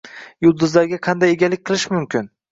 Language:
Uzbek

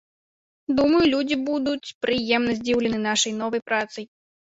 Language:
Belarusian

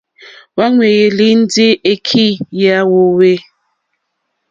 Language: Mokpwe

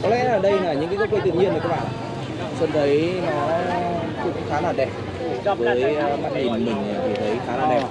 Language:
Vietnamese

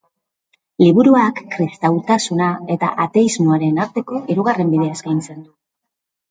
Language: Basque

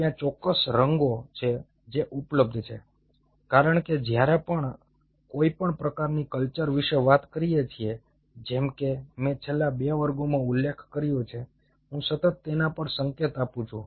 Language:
Gujarati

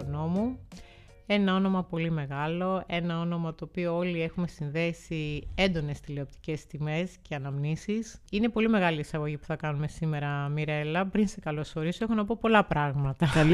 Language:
Greek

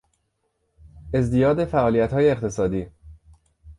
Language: Persian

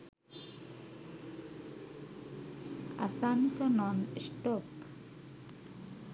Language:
Sinhala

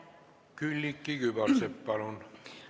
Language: Estonian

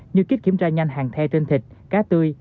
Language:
Vietnamese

